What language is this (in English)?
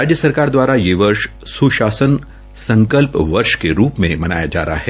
Hindi